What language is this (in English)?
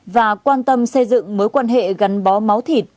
Vietnamese